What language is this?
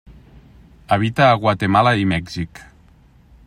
Catalan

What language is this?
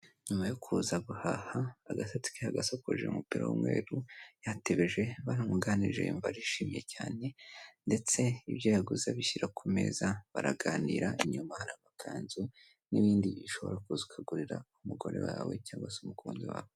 Kinyarwanda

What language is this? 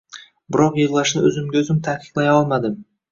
Uzbek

